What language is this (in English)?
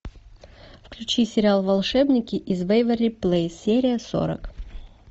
Russian